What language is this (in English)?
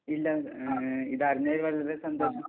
Malayalam